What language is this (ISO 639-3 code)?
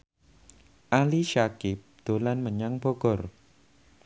jav